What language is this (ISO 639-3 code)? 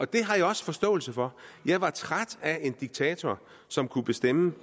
dan